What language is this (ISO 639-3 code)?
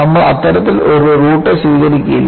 mal